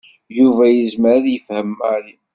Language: Kabyle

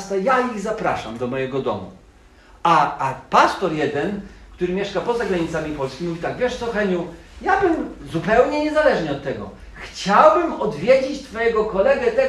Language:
Polish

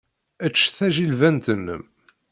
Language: Kabyle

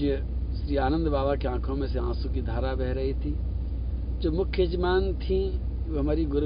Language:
Hindi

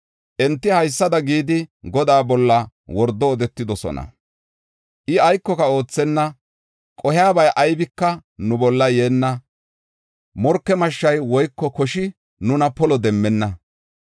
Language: Gofa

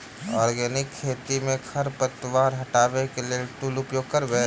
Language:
Maithili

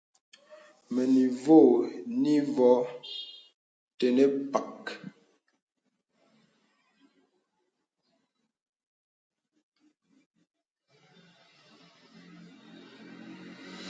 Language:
Bebele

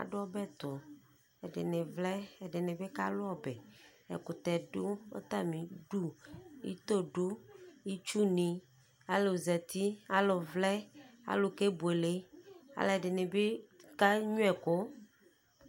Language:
Ikposo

